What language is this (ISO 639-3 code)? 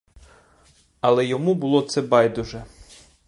ukr